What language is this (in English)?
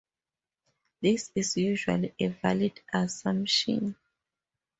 English